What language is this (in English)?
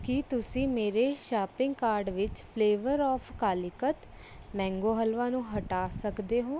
Punjabi